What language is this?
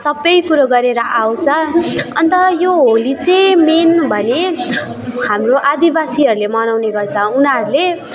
Nepali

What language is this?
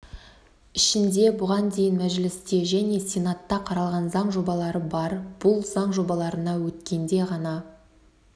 Kazakh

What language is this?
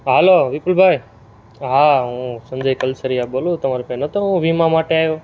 Gujarati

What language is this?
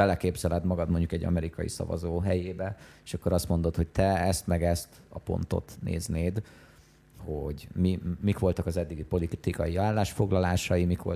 Hungarian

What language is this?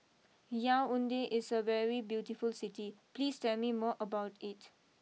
English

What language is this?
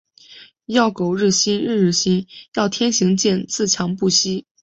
Chinese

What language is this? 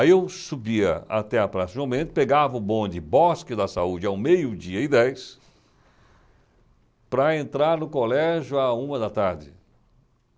Portuguese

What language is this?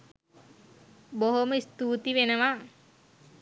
Sinhala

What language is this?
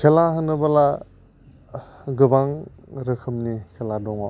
Bodo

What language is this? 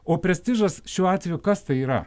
Lithuanian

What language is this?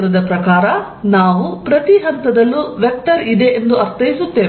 Kannada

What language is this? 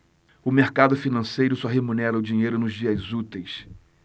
Portuguese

